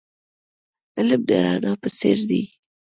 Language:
Pashto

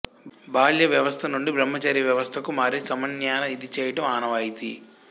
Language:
Telugu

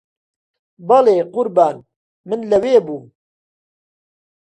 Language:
Central Kurdish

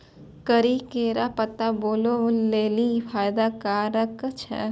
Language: Maithili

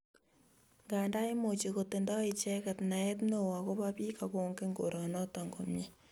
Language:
Kalenjin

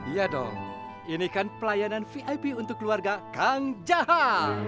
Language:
Indonesian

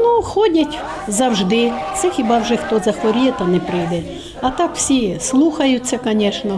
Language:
Ukrainian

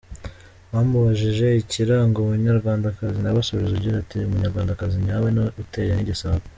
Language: Kinyarwanda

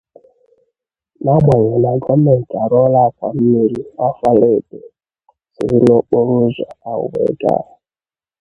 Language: Igbo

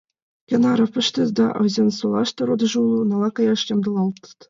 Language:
Mari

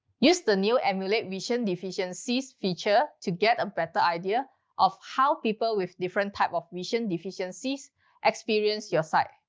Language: English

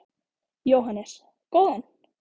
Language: Icelandic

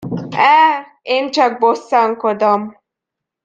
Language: Hungarian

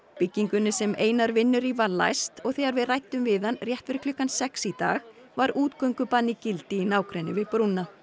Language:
Icelandic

